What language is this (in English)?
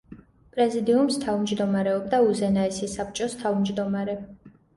Georgian